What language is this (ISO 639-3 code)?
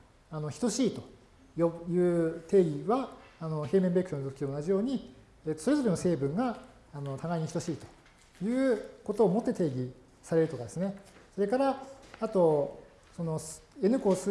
jpn